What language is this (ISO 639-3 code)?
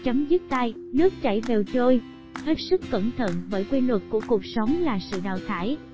vie